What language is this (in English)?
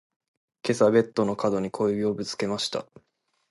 Japanese